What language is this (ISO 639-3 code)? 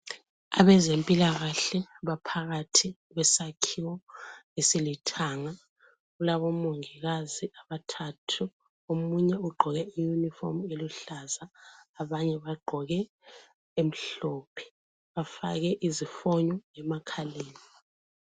nde